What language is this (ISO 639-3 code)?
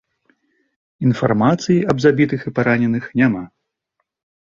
bel